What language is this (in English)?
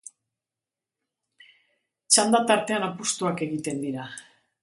Basque